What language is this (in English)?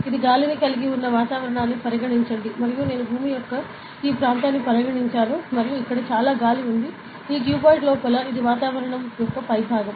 Telugu